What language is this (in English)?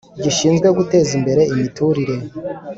Kinyarwanda